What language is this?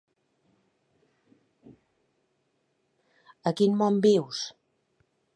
Catalan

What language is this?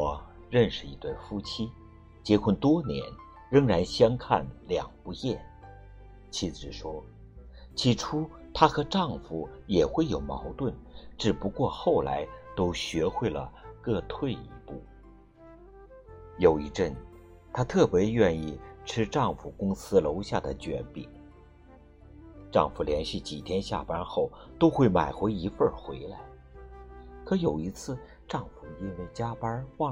Chinese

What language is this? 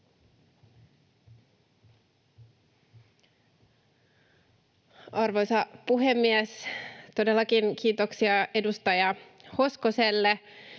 Finnish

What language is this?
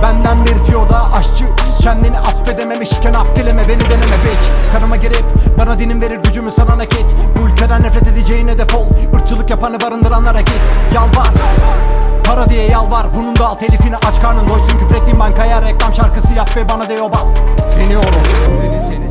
Turkish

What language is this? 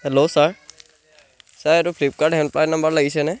Assamese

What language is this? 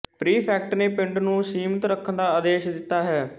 Punjabi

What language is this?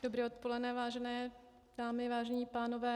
Czech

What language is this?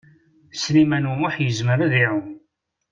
Kabyle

